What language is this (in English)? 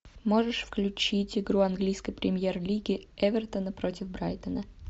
Russian